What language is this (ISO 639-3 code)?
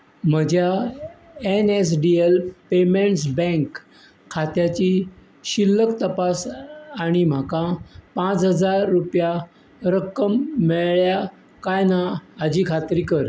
kok